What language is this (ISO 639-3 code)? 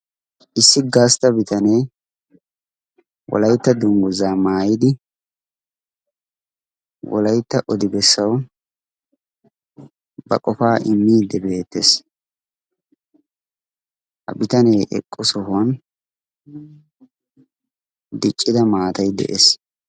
wal